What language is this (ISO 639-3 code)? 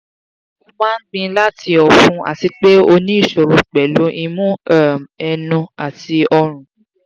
yor